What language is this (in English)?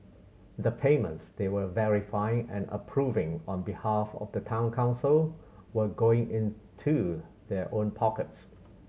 English